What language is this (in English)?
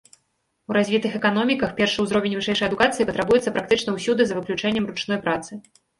Belarusian